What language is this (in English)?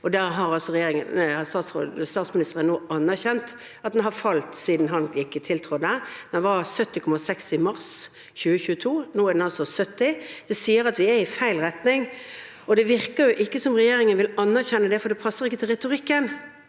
Norwegian